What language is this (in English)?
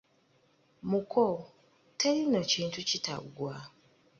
Ganda